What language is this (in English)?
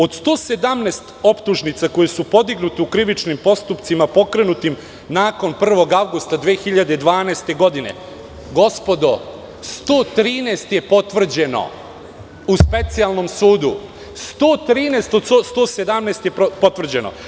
Serbian